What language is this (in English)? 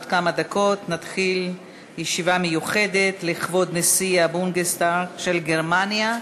Hebrew